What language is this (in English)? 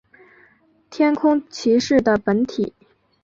Chinese